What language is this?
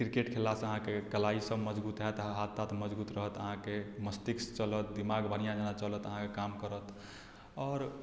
Maithili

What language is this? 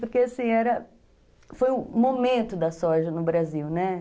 Portuguese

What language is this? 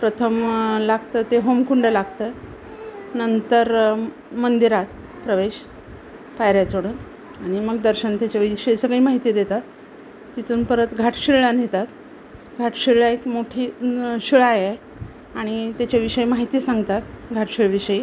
Marathi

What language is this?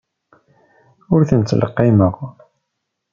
Kabyle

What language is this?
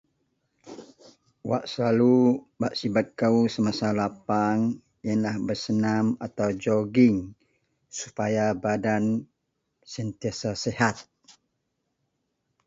Central Melanau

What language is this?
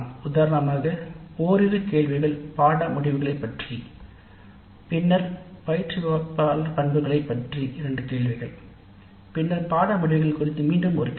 Tamil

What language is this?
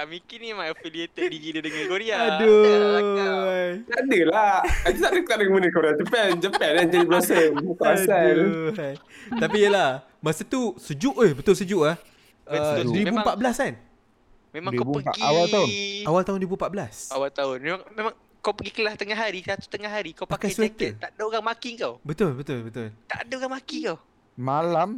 Malay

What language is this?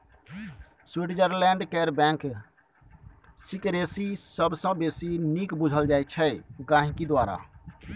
Maithili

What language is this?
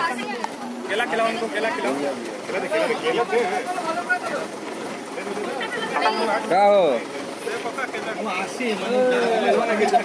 Indonesian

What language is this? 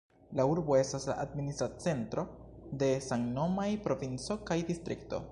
Esperanto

